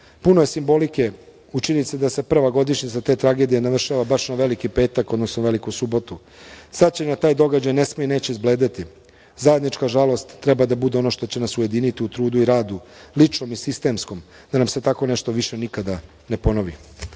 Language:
Serbian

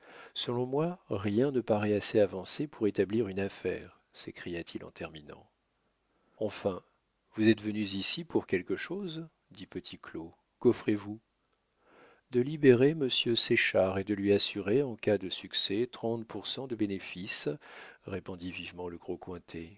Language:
French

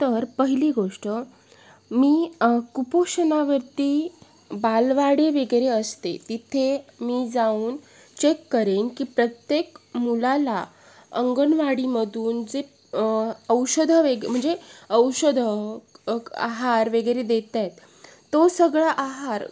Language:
Marathi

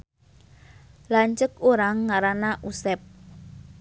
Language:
Sundanese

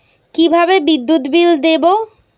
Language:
Bangla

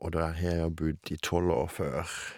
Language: Norwegian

